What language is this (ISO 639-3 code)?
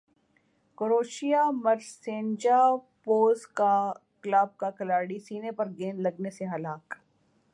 urd